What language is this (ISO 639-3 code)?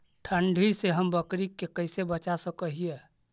mag